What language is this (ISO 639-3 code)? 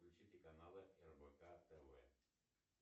rus